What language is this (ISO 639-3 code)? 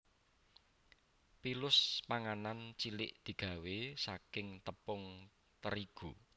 jav